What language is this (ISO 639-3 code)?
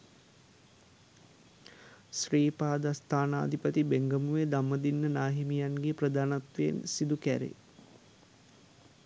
sin